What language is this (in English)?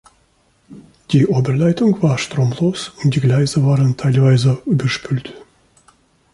German